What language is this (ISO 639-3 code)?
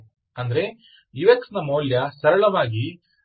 kan